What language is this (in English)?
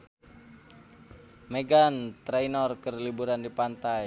Sundanese